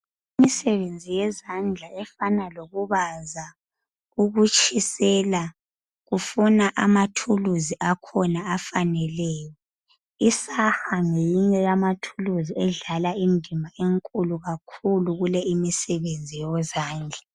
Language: North Ndebele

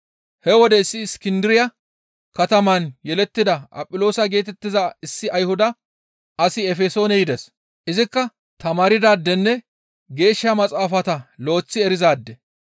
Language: Gamo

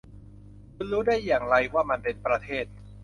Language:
Thai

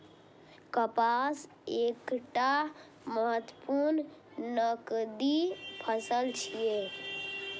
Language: Maithili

